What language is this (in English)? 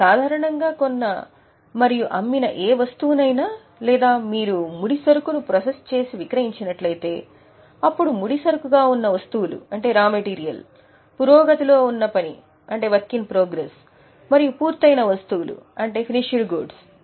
Telugu